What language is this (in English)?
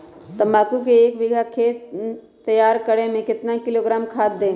Magahi